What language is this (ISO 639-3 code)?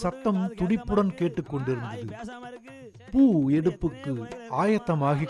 tam